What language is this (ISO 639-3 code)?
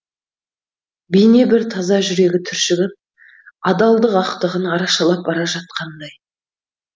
kaz